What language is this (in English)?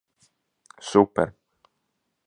Latvian